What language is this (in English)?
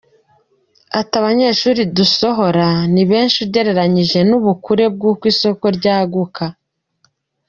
Kinyarwanda